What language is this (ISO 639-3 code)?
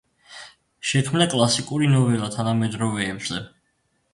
kat